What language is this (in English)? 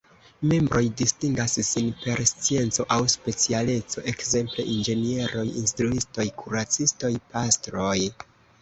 Esperanto